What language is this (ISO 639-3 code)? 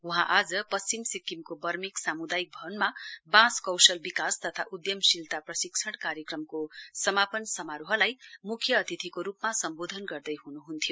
nep